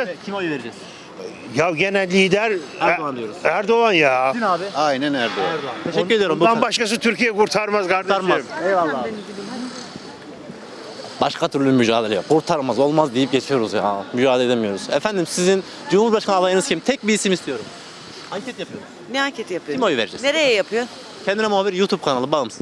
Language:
Turkish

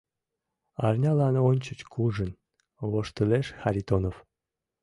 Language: Mari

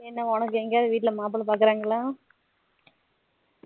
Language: Tamil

